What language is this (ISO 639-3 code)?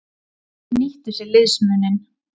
isl